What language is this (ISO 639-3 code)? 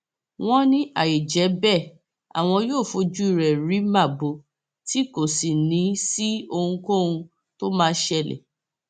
yor